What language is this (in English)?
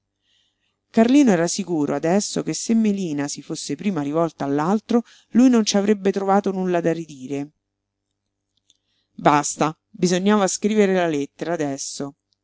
Italian